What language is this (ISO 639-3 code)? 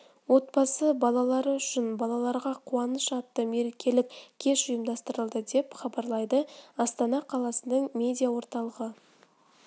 kaz